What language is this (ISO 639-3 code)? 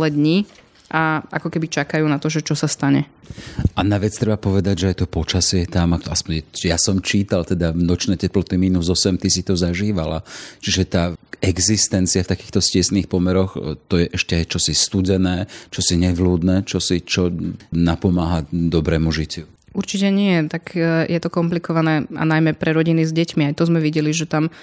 slk